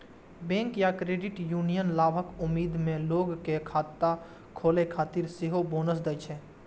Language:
Maithili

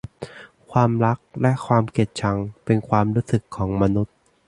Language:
Thai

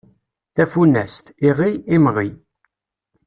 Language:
Kabyle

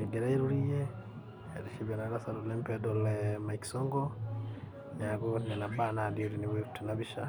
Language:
Masai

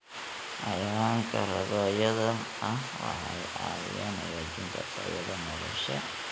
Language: Somali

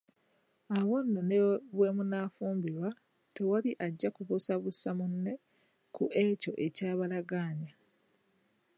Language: Ganda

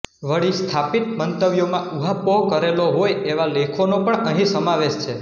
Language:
Gujarati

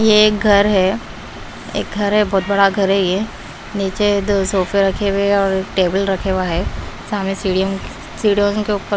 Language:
Hindi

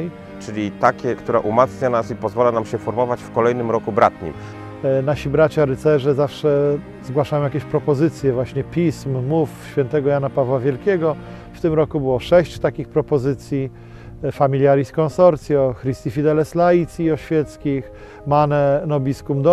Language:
Polish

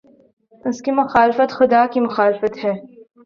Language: Urdu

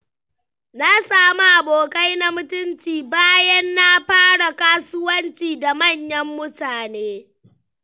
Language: Hausa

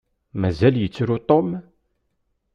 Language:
Kabyle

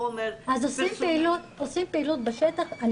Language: Hebrew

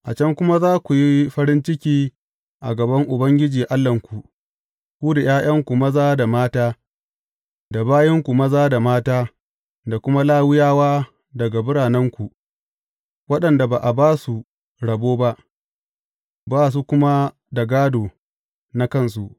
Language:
Hausa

